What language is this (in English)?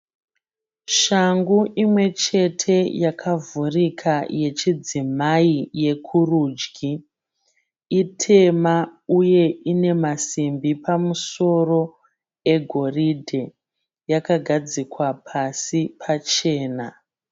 Shona